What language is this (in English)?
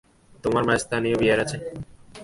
Bangla